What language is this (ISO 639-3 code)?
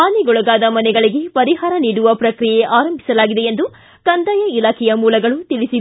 kan